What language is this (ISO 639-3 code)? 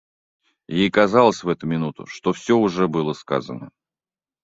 rus